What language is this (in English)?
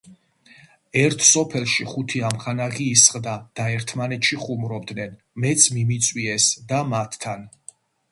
Georgian